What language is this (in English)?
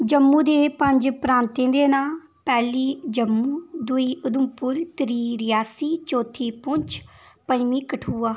Dogri